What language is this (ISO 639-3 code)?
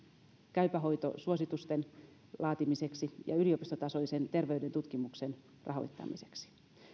fin